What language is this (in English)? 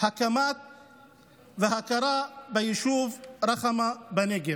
Hebrew